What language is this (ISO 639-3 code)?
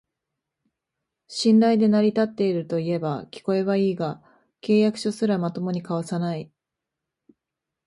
jpn